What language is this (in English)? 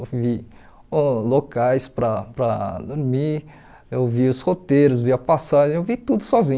Portuguese